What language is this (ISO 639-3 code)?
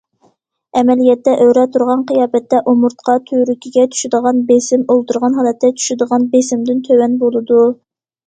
uig